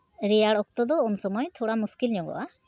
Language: Santali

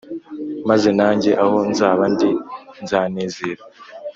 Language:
Kinyarwanda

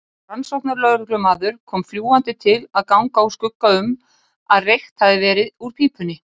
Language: Icelandic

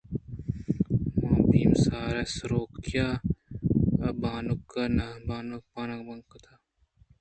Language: Eastern Balochi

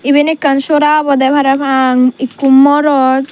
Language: Chakma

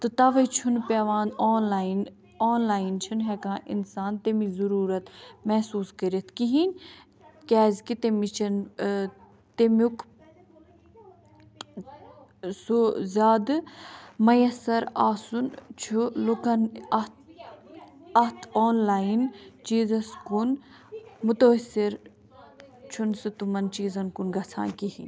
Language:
Kashmiri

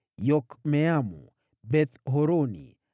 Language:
Swahili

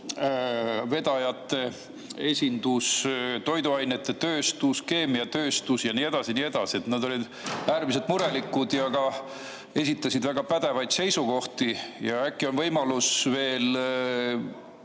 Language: Estonian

